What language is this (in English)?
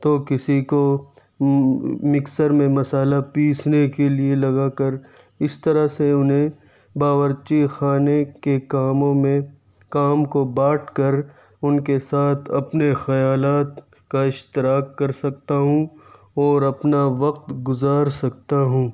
Urdu